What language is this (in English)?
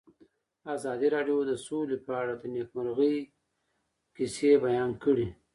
Pashto